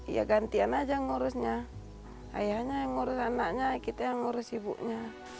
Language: Indonesian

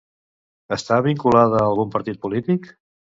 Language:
Catalan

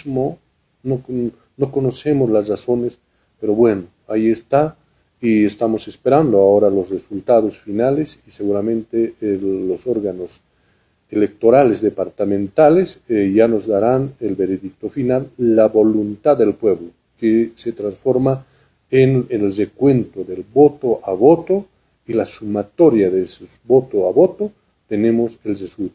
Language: Spanish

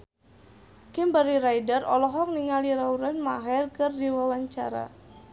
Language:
Sundanese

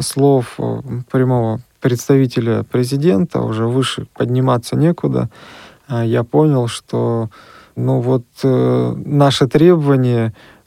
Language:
Russian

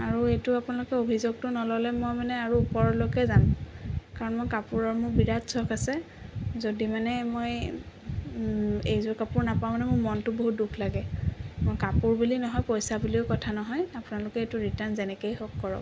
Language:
Assamese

